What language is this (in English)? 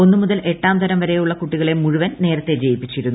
Malayalam